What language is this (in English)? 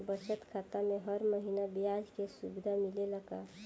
Bhojpuri